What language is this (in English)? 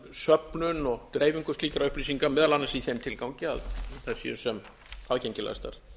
Icelandic